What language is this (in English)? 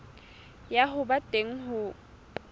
Southern Sotho